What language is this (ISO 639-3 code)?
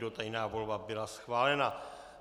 ces